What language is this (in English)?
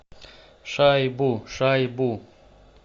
Russian